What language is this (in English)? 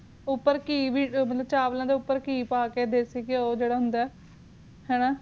Punjabi